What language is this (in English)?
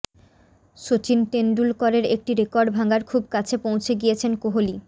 Bangla